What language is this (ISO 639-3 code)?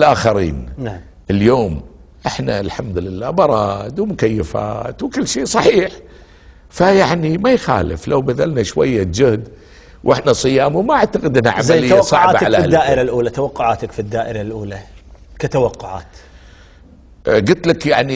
ara